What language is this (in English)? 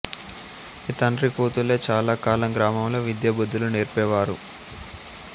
Telugu